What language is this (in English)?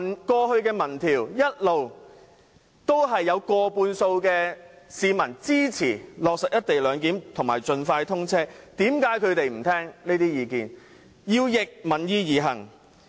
Cantonese